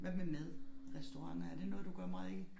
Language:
Danish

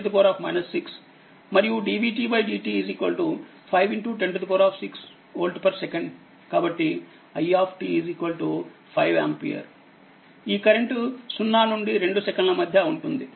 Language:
Telugu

